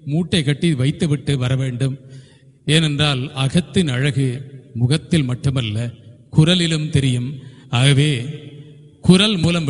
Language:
Tamil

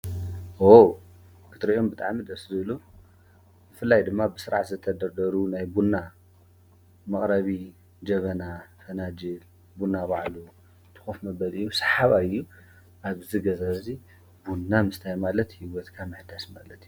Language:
Tigrinya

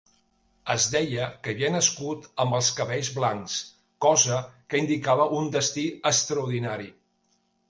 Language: Catalan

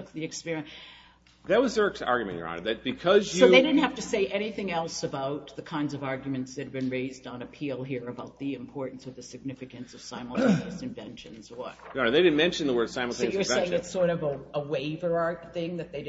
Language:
English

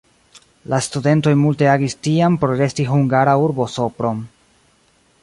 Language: Esperanto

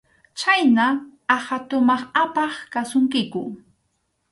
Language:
Arequipa-La Unión Quechua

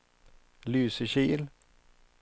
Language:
Swedish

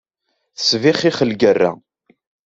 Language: Kabyle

